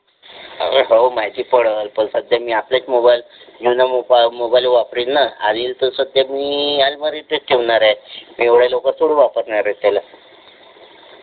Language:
Marathi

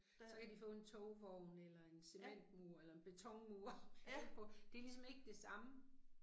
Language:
Danish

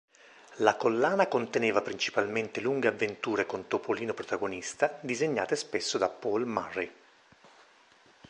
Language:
Italian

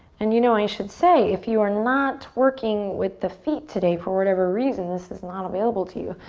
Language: English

